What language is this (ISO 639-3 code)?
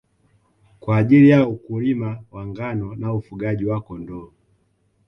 swa